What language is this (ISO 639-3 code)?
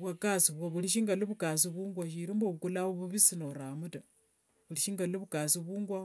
lwg